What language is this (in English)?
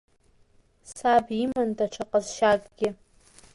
Abkhazian